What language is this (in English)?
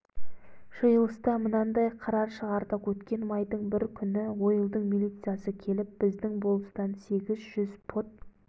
Kazakh